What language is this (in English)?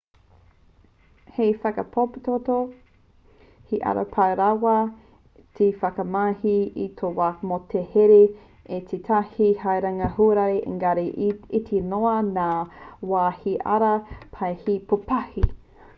Māori